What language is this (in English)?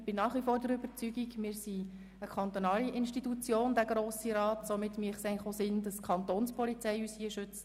Swiss German